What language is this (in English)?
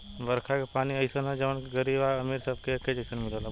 Bhojpuri